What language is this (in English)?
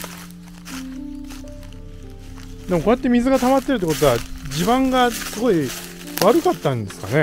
Japanese